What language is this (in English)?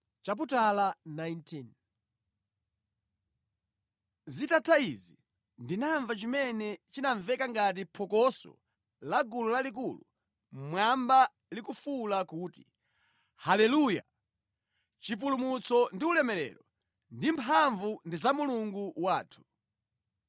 Nyanja